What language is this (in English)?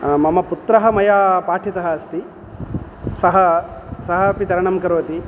Sanskrit